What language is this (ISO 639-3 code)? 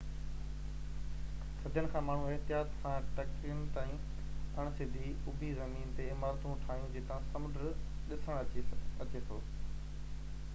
snd